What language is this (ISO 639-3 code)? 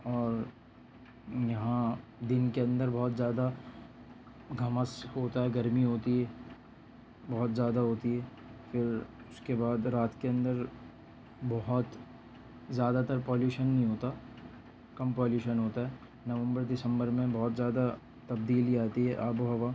urd